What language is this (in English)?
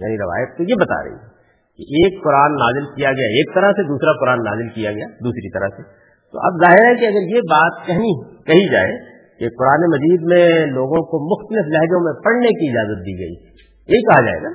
Urdu